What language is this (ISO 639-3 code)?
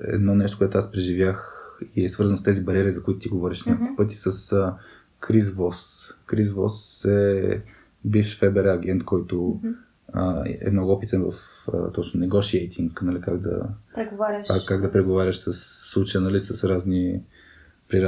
bul